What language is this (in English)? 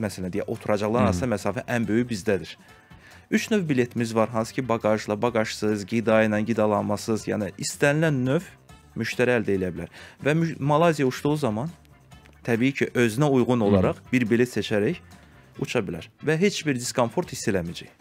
Turkish